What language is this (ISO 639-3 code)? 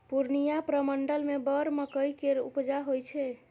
mai